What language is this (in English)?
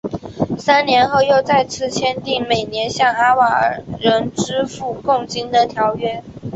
Chinese